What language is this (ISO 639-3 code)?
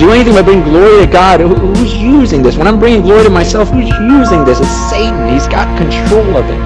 eng